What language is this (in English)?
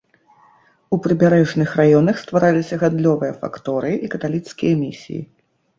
Belarusian